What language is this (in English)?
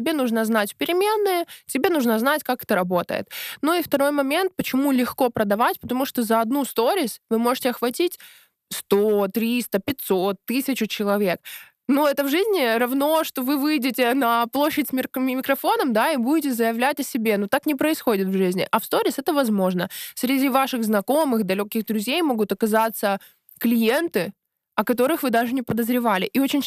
Russian